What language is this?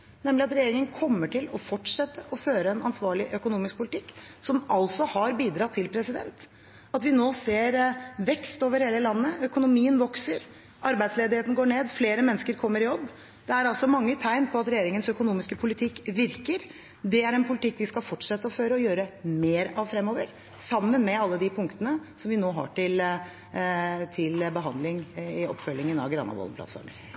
Norwegian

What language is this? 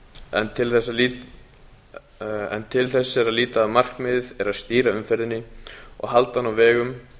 Icelandic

